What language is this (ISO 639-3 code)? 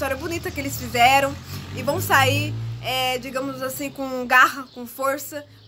por